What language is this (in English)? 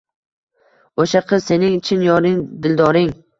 Uzbek